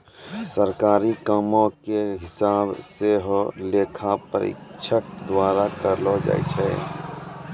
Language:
Maithili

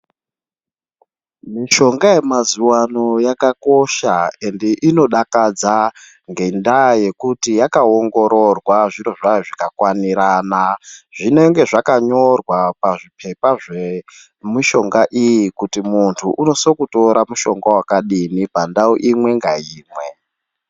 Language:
Ndau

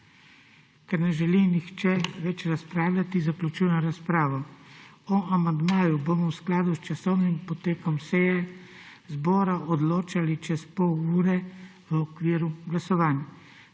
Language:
Slovenian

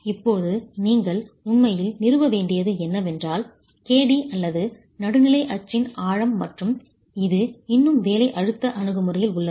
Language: Tamil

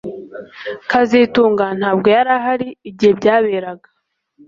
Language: Kinyarwanda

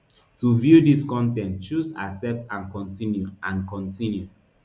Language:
Nigerian Pidgin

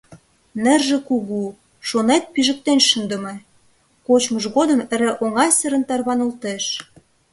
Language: Mari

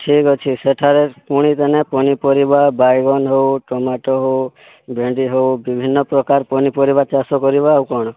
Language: Odia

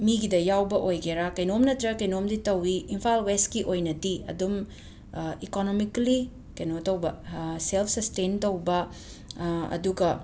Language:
Manipuri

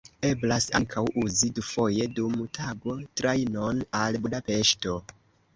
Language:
Esperanto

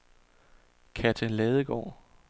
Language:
Danish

